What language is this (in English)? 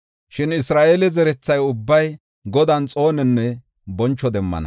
Gofa